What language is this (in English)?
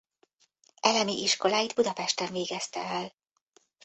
Hungarian